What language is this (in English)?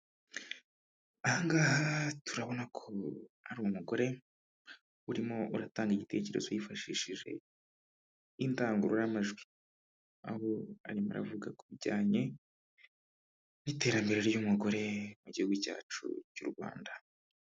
Kinyarwanda